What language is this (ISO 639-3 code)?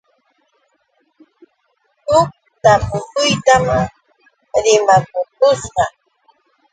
qux